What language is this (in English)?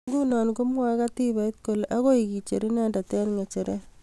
Kalenjin